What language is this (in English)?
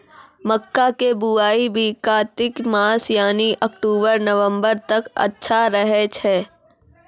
Maithili